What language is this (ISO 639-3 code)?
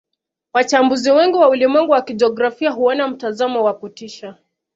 swa